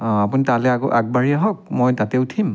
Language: Assamese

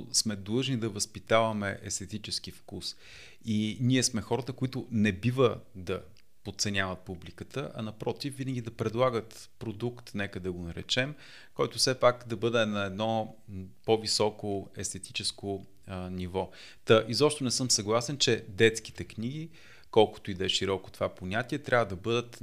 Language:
Bulgarian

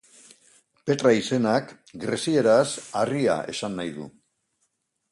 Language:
Basque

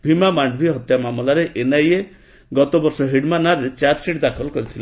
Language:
Odia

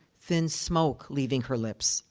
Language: English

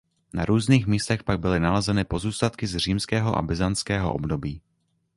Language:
Czech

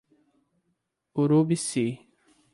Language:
Portuguese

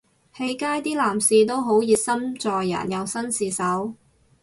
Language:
Cantonese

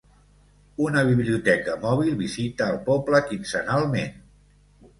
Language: Catalan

